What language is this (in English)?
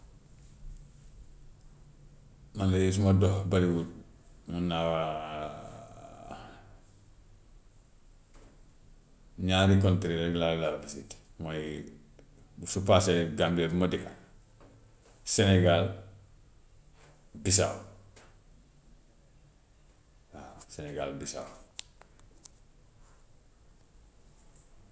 Gambian Wolof